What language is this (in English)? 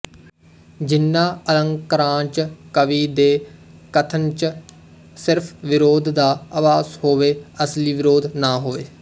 Punjabi